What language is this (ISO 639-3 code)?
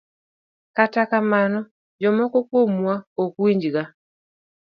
luo